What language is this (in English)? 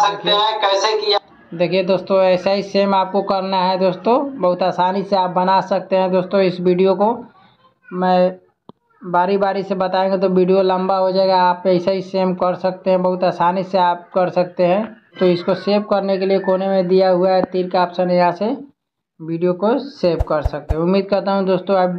Hindi